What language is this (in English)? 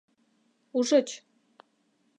Mari